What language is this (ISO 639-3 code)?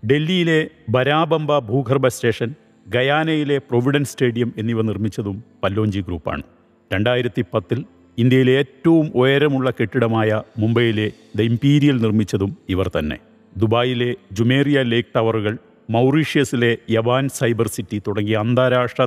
mal